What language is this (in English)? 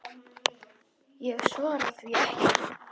Icelandic